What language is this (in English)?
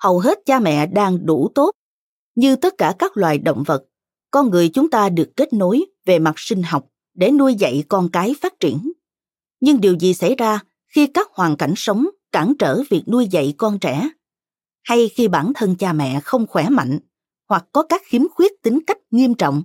Vietnamese